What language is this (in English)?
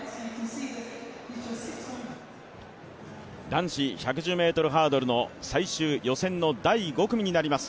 Japanese